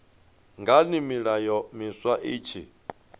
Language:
Venda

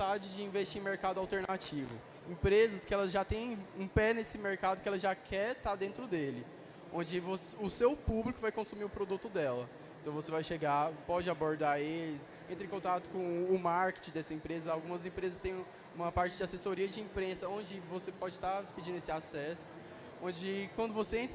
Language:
Portuguese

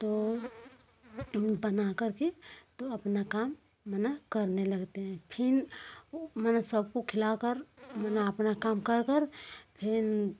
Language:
Hindi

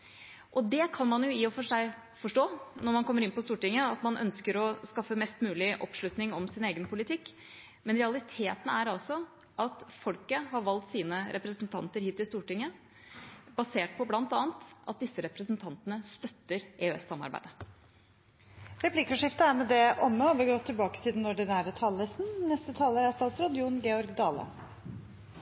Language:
Norwegian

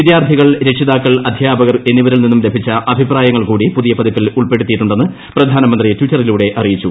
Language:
Malayalam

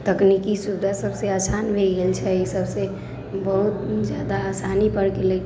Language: Maithili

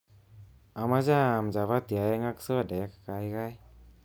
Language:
Kalenjin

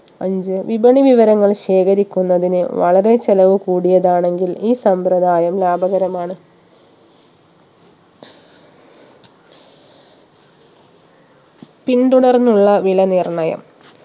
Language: Malayalam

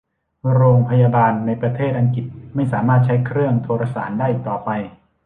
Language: Thai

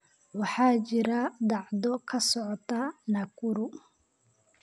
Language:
Somali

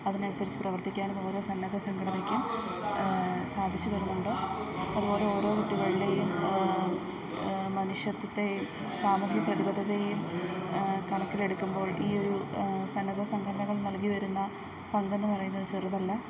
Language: Malayalam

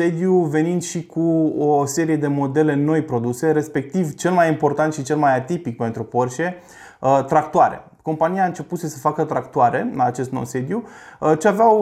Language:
Romanian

